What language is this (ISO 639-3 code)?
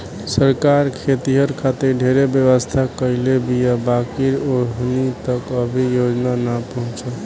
bho